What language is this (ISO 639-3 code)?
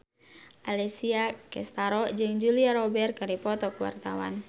sun